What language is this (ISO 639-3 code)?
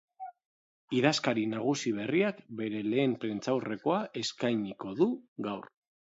eus